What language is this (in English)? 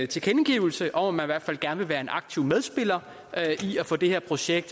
Danish